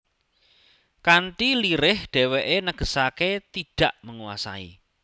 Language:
Javanese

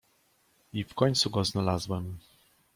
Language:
Polish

